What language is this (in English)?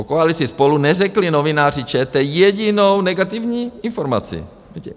Czech